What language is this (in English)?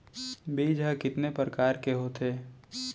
Chhattisgarhi